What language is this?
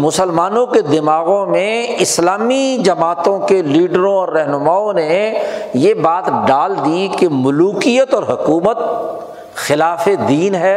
Urdu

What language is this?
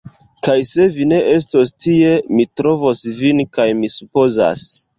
Esperanto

